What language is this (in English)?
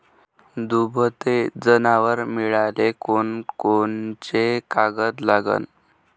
Marathi